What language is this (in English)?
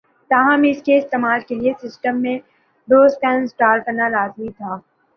Urdu